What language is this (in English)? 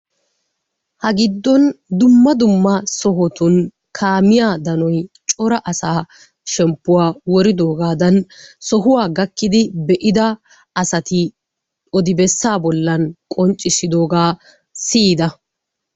Wolaytta